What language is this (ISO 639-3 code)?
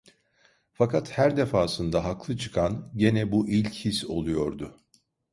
tur